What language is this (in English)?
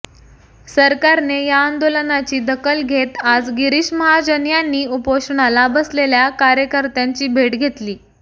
Marathi